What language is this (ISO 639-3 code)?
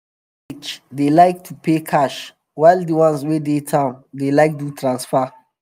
pcm